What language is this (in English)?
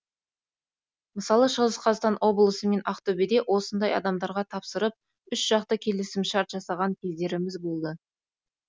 Kazakh